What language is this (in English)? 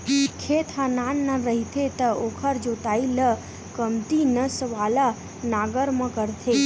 Chhattisgarhi